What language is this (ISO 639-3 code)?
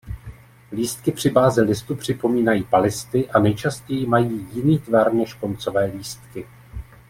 ces